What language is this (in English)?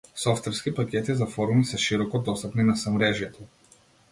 Macedonian